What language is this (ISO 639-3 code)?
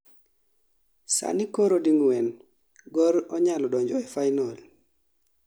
luo